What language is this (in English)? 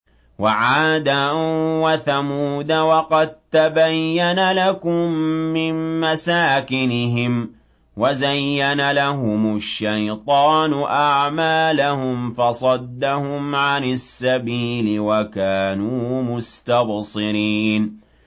Arabic